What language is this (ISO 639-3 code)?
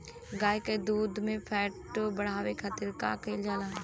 bho